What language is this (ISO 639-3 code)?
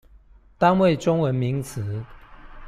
zho